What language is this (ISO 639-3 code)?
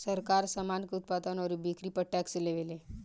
bho